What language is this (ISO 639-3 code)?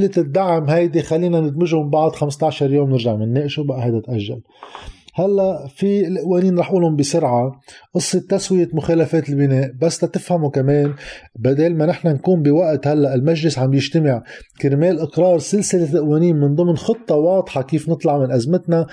ara